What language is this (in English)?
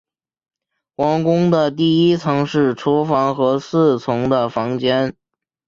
Chinese